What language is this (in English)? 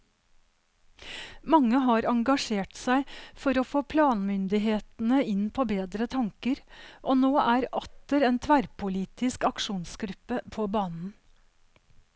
Norwegian